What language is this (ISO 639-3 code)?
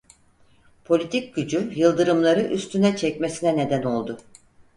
tur